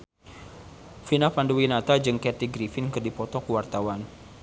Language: Sundanese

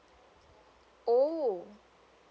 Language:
English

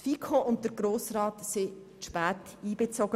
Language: Swiss German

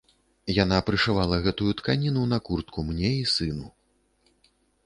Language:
Belarusian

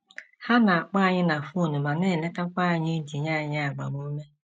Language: Igbo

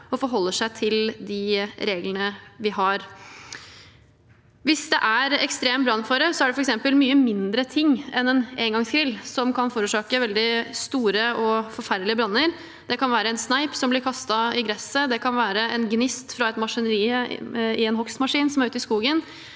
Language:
Norwegian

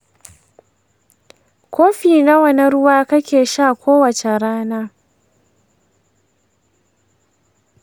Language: Hausa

